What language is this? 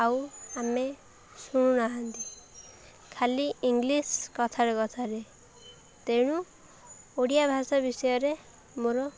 Odia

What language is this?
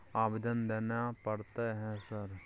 Maithili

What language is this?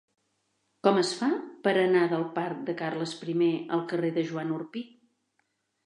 Catalan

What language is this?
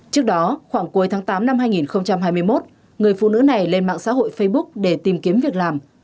Vietnamese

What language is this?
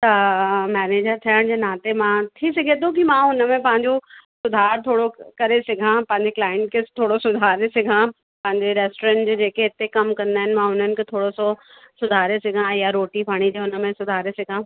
Sindhi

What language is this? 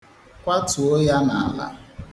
Igbo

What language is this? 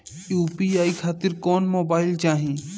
Bhojpuri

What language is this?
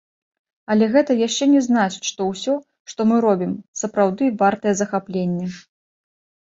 Belarusian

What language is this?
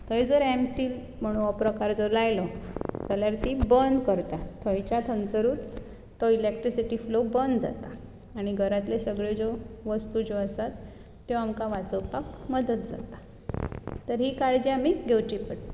Konkani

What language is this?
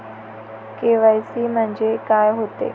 Marathi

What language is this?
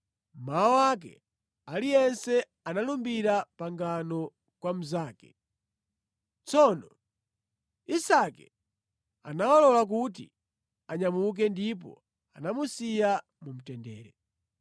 Nyanja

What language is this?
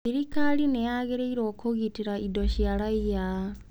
Kikuyu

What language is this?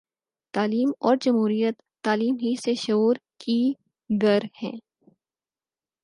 Urdu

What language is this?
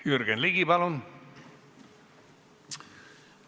Estonian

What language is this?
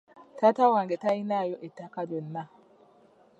Ganda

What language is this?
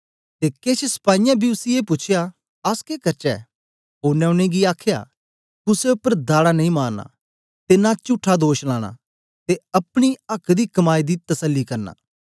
Dogri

